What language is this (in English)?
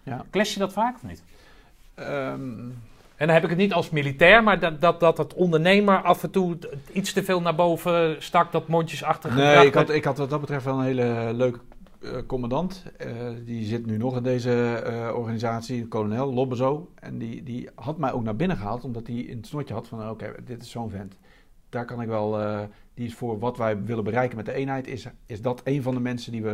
Dutch